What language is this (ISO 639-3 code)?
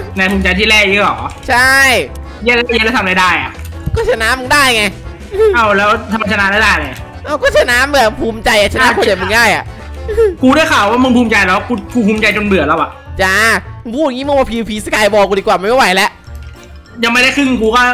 tha